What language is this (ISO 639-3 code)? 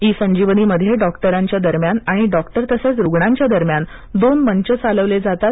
mar